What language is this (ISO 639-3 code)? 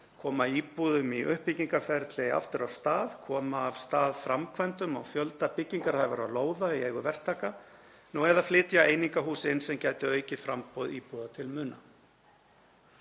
isl